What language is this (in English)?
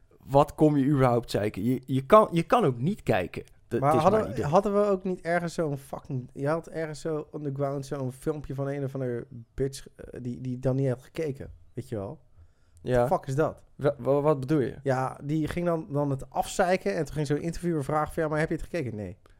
Dutch